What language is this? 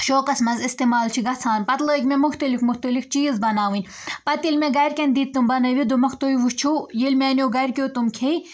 Kashmiri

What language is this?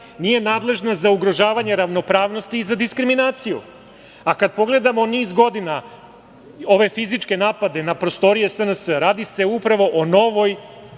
Serbian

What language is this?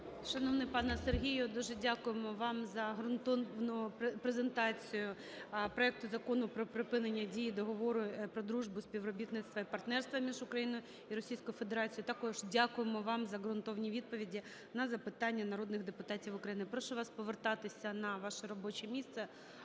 Ukrainian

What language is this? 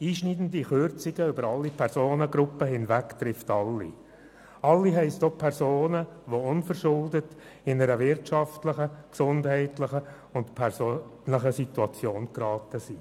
Swiss German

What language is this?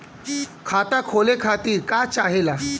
Bhojpuri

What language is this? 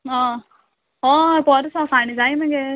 Konkani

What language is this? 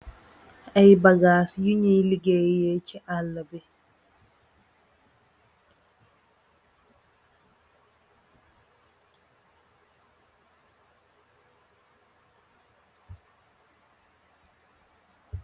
Wolof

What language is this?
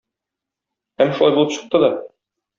Tatar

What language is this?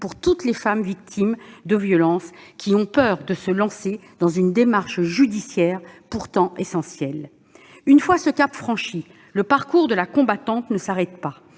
French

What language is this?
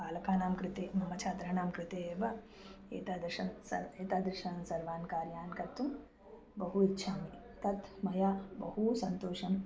Sanskrit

